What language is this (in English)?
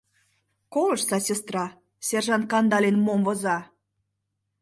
Mari